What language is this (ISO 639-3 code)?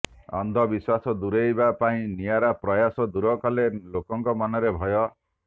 ori